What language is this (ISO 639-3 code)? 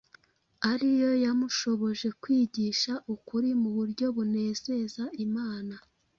kin